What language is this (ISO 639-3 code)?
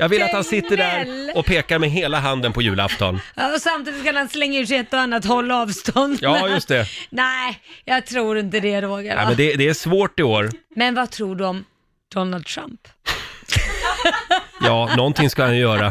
swe